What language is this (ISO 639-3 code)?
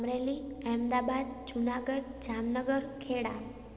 snd